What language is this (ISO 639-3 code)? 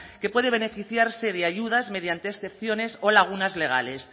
spa